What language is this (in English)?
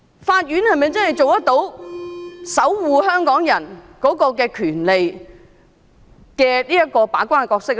Cantonese